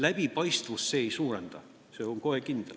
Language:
Estonian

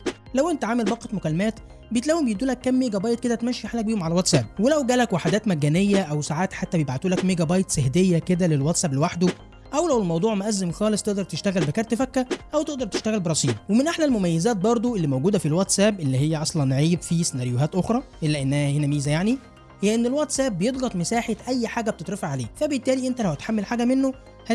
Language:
Arabic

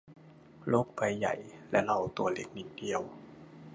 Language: Thai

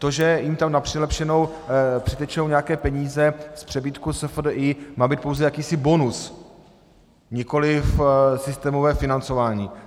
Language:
Czech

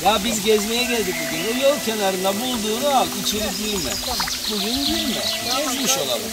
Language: Turkish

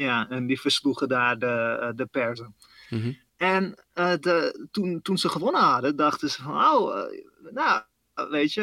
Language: Dutch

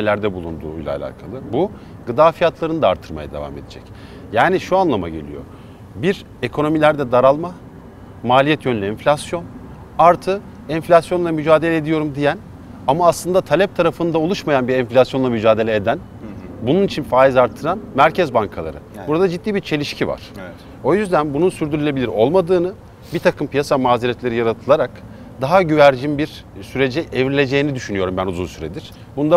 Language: Turkish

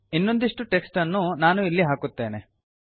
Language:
Kannada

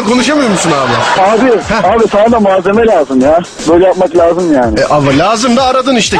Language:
Turkish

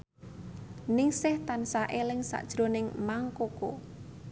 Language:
Javanese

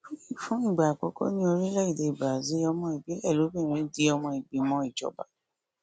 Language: Yoruba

